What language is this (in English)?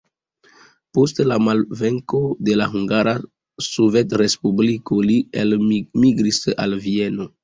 Esperanto